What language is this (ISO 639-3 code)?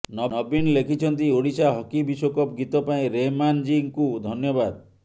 ori